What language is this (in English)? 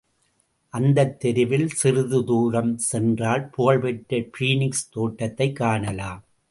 Tamil